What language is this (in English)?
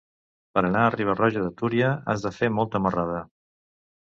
Catalan